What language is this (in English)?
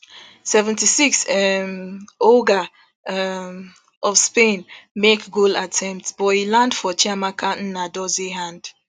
Nigerian Pidgin